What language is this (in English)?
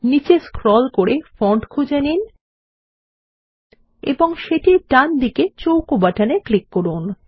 Bangla